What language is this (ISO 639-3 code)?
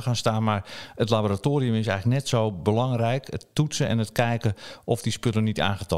nld